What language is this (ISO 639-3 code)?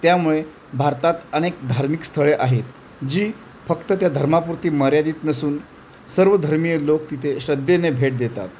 mar